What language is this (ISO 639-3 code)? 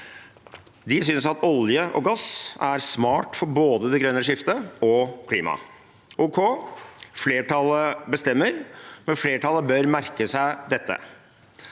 nor